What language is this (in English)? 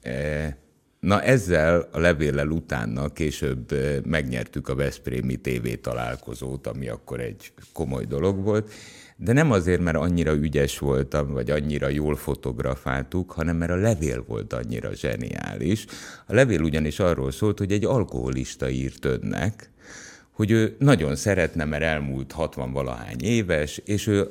Hungarian